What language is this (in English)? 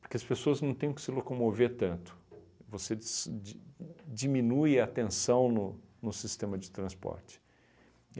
Portuguese